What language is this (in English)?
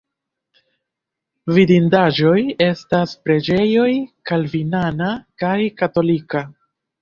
Esperanto